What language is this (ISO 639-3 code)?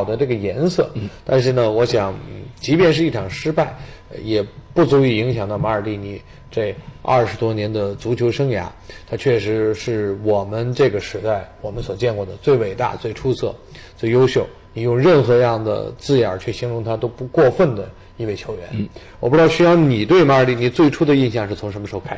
zho